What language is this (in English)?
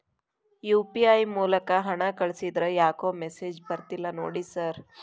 Kannada